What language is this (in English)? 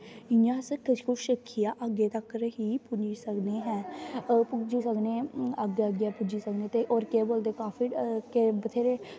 Dogri